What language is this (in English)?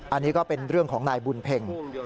Thai